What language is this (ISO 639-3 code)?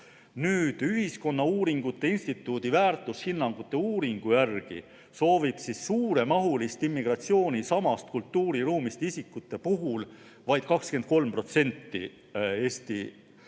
est